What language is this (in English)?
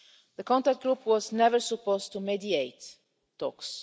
English